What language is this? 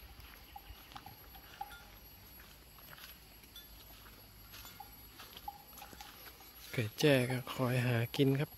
Thai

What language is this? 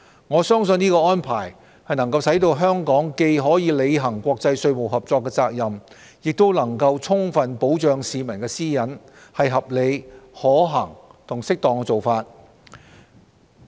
Cantonese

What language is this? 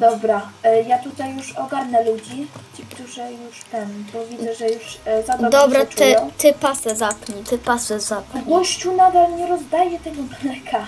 Polish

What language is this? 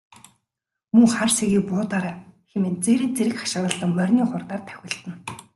Mongolian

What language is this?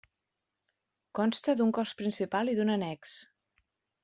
Catalan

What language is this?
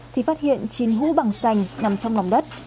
Vietnamese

